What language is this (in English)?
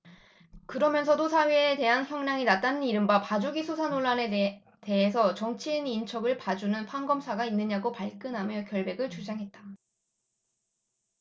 Korean